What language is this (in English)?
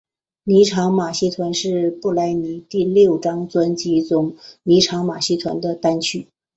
Chinese